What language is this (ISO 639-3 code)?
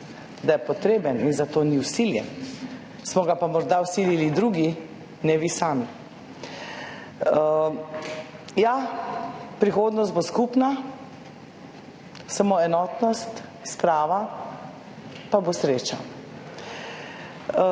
slv